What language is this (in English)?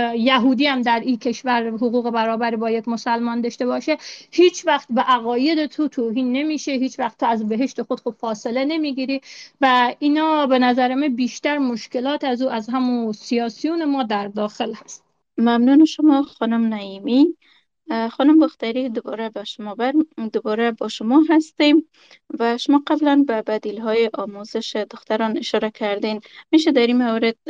Persian